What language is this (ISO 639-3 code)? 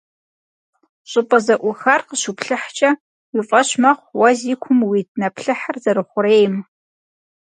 kbd